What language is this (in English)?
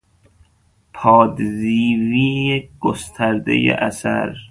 Persian